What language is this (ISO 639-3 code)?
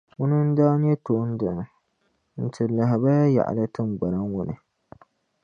dag